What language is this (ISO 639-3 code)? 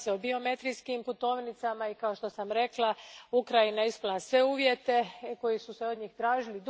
hrv